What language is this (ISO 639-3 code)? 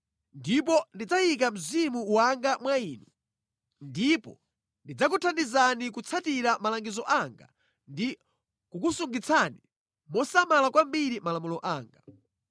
nya